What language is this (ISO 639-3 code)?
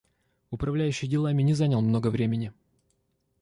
rus